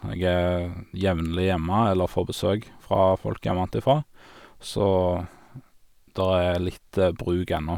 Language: Norwegian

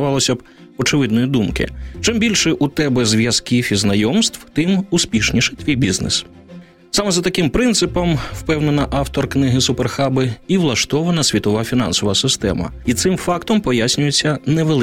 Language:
Ukrainian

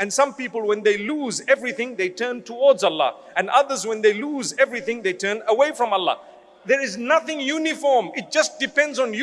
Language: Somali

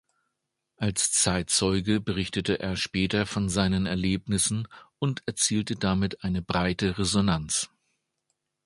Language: German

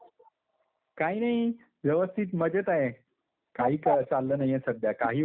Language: Marathi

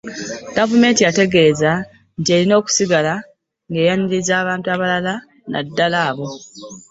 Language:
Ganda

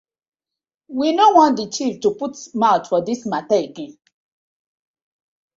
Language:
Nigerian Pidgin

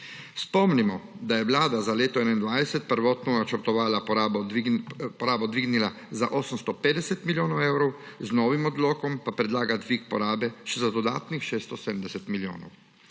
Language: Slovenian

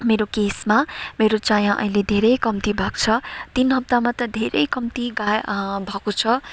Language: Nepali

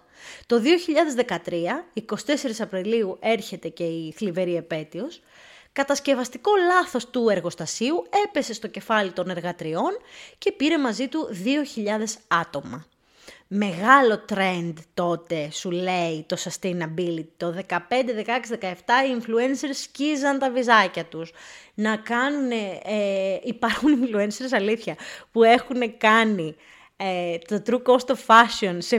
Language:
Greek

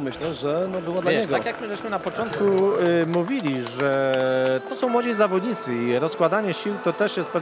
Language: Polish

